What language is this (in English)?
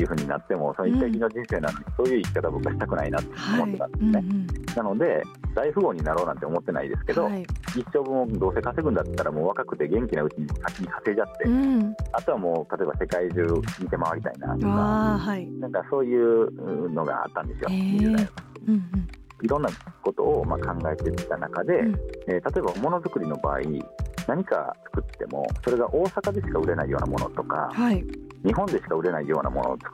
Japanese